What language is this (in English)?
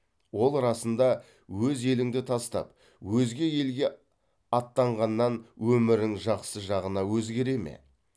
Kazakh